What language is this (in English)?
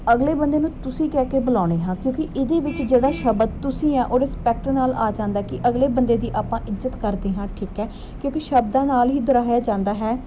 Punjabi